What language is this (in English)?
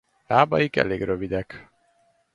Hungarian